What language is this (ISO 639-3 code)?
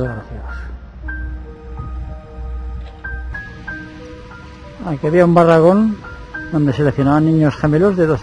spa